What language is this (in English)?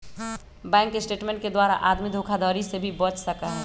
Magahi